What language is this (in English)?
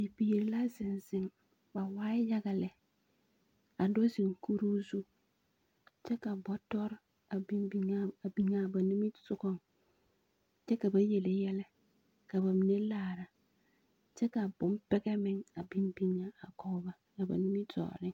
Southern Dagaare